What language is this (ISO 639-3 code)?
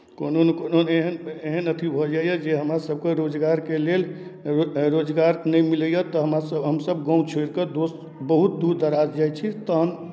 mai